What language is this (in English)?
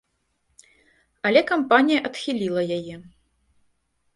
Belarusian